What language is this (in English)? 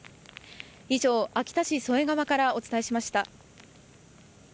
Japanese